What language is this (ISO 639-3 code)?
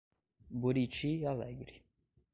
por